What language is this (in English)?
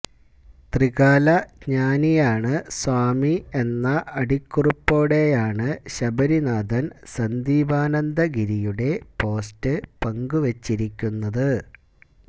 Malayalam